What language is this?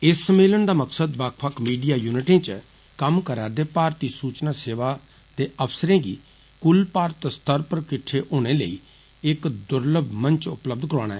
Dogri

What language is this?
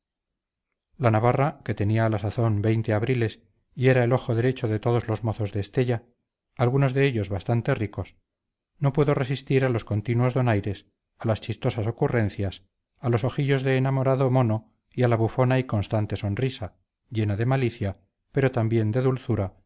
Spanish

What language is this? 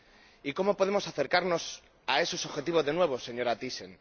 Spanish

